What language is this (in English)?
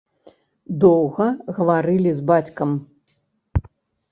Belarusian